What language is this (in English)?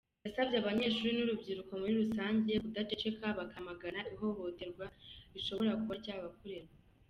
Kinyarwanda